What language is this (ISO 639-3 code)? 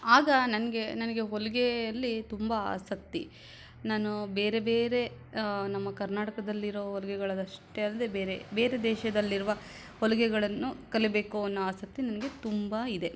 kan